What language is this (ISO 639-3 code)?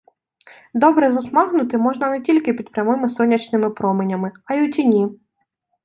ukr